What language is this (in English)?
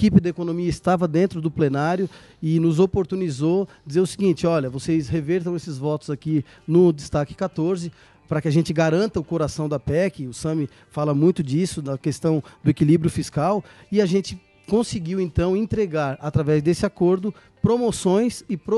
Portuguese